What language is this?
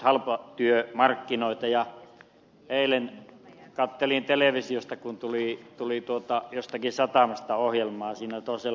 Finnish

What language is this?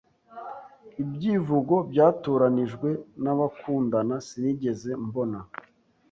Kinyarwanda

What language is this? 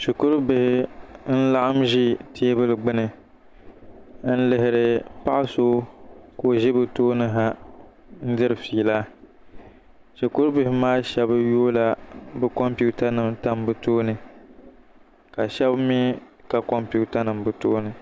Dagbani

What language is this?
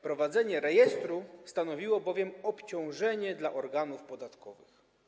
Polish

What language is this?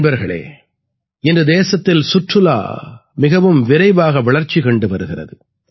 Tamil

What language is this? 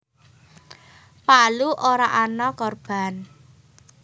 Javanese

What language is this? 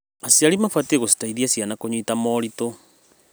Kikuyu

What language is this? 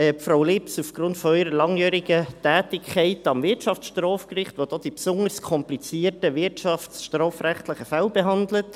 Swiss German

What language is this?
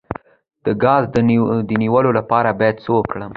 Pashto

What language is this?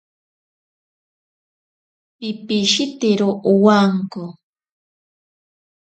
Ashéninka Perené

